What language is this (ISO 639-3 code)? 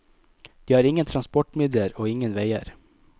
nor